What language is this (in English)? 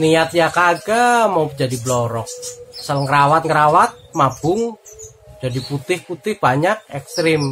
Indonesian